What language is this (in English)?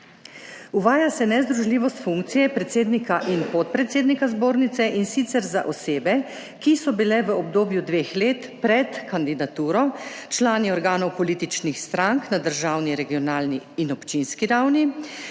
Slovenian